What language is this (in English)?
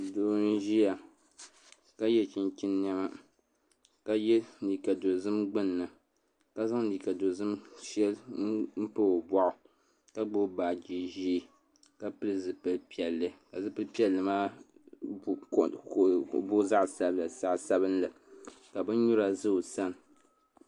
Dagbani